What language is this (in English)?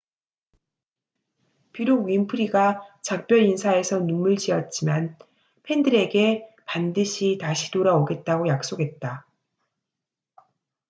Korean